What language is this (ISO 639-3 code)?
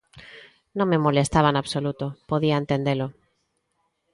glg